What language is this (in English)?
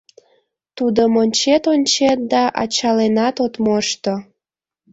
Mari